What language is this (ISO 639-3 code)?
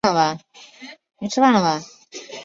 zho